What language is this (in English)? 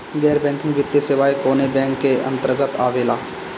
Bhojpuri